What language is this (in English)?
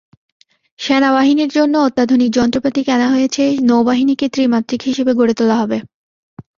Bangla